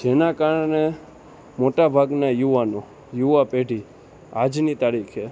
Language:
Gujarati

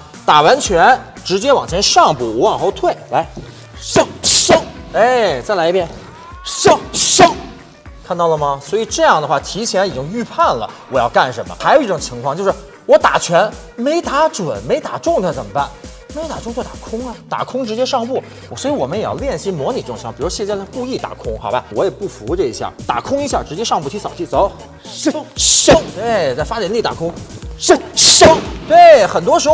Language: Chinese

